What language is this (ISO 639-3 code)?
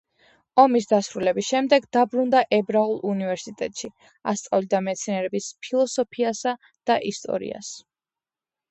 kat